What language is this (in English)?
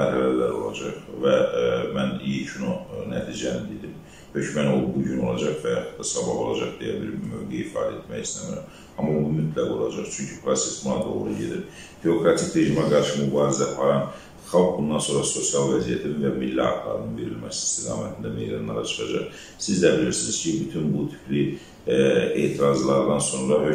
Turkish